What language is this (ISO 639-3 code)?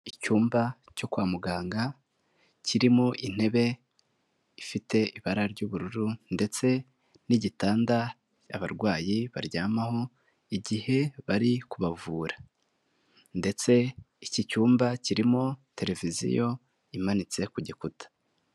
kin